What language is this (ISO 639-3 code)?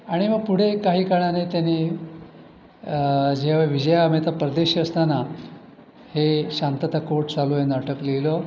mar